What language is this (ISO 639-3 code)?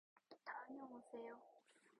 kor